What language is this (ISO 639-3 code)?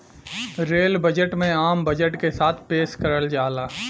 bho